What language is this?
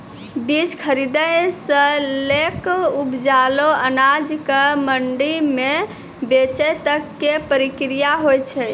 Maithili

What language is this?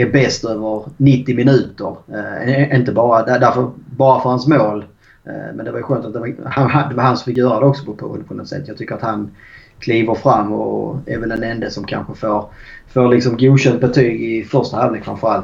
Swedish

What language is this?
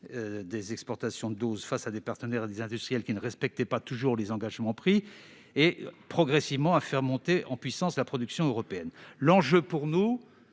French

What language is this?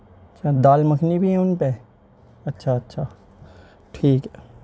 Urdu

